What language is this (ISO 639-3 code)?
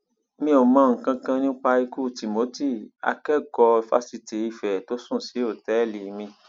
yor